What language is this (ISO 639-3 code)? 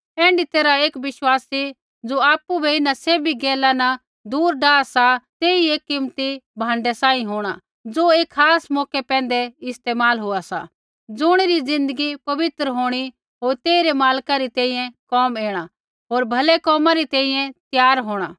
kfx